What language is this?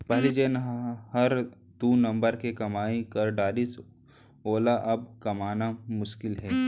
Chhattisgarhi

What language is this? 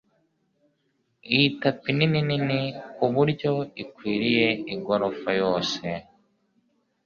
Kinyarwanda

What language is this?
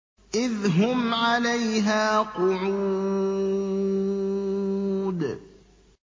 Arabic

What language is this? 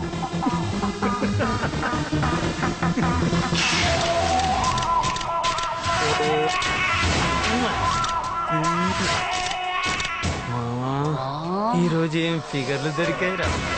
Telugu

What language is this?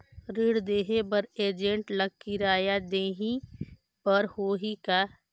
Chhattisgarhi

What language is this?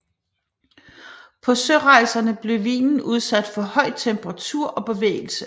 Danish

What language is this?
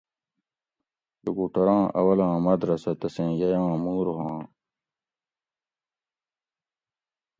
Gawri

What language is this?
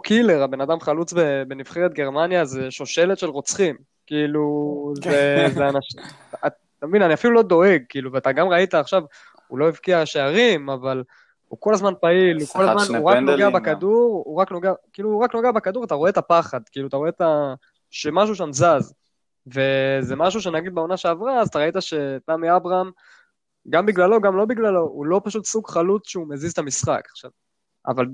Hebrew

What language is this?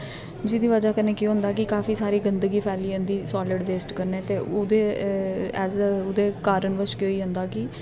Dogri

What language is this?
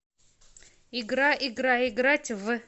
Russian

